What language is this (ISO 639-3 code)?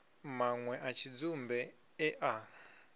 ven